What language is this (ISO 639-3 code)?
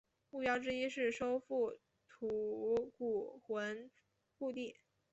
zho